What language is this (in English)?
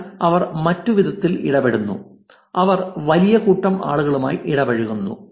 Malayalam